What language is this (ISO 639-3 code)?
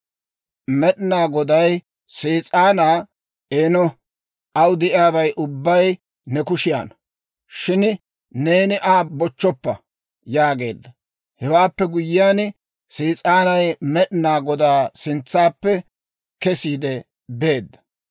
dwr